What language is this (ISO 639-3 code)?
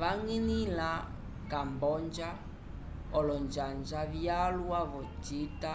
umb